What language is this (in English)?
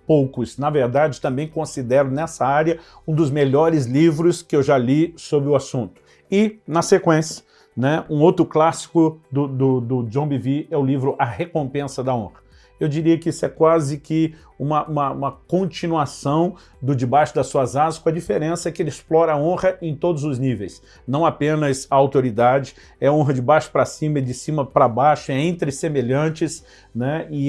Portuguese